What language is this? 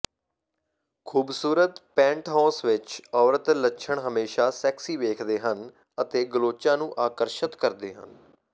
Punjabi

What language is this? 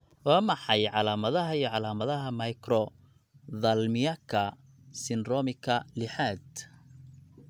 Somali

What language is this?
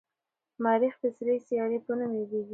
Pashto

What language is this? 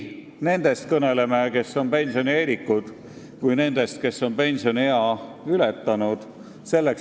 Estonian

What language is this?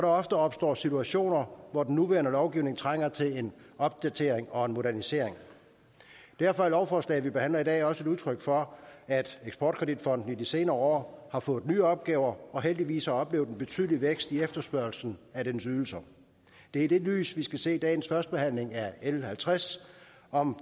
Danish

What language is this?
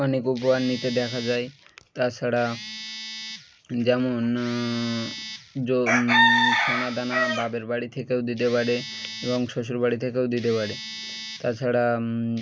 Bangla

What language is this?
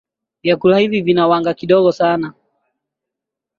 Swahili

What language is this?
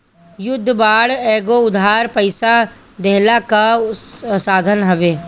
Bhojpuri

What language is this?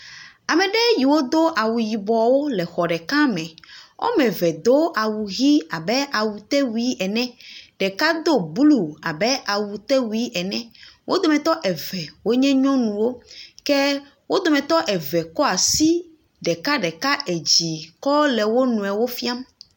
Ewe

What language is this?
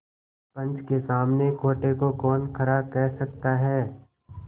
Hindi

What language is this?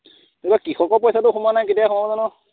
Assamese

